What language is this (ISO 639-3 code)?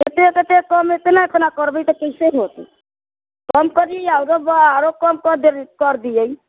mai